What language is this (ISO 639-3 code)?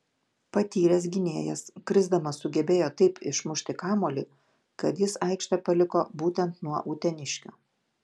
lit